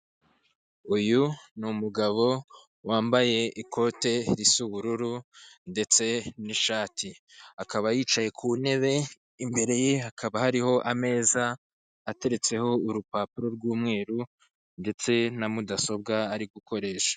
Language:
Kinyarwanda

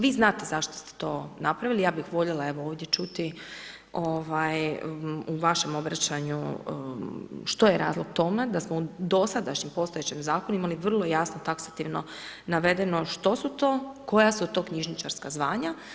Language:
Croatian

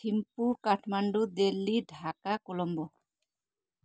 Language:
Nepali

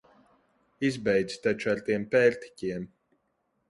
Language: Latvian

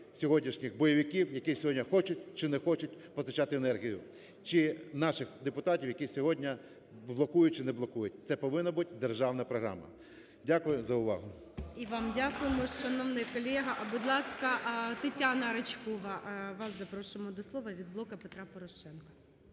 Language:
Ukrainian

